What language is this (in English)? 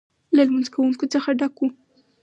Pashto